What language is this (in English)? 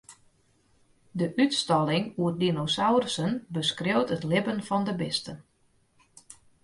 Western Frisian